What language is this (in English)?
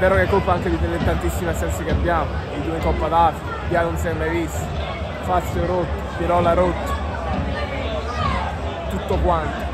Italian